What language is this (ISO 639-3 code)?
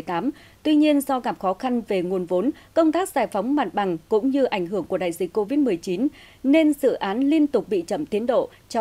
vie